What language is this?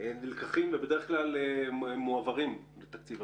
Hebrew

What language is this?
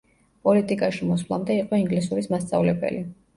Georgian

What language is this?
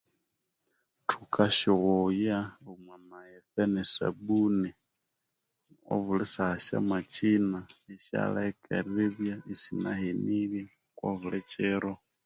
Konzo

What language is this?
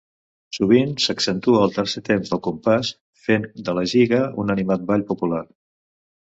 Catalan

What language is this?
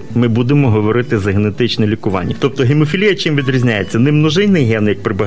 Ukrainian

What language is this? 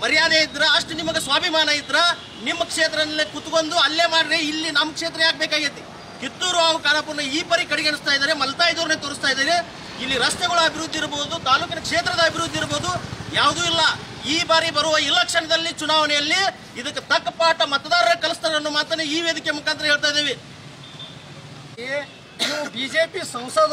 Kannada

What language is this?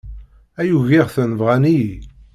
Kabyle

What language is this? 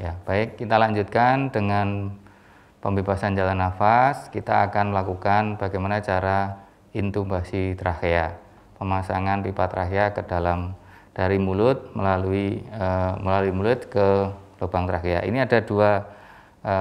Indonesian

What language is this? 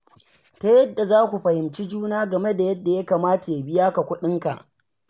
Hausa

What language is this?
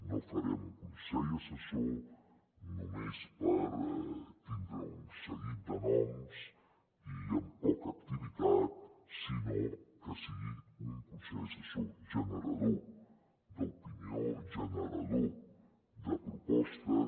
Catalan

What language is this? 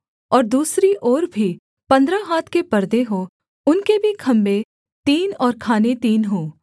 Hindi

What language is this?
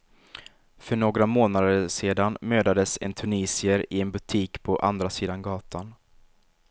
Swedish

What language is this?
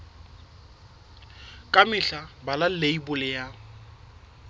Southern Sotho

